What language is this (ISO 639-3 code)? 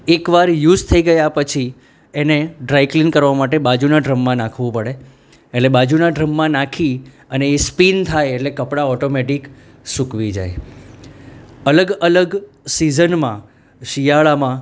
guj